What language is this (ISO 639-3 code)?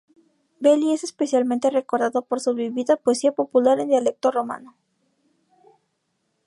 spa